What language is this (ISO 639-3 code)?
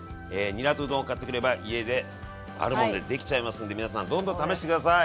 jpn